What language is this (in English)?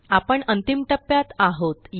Marathi